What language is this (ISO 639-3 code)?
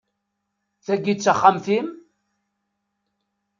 kab